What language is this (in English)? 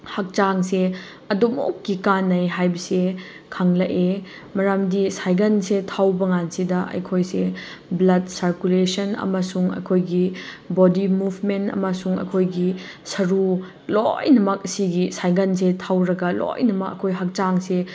Manipuri